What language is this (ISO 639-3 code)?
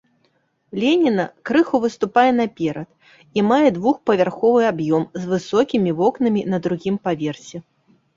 bel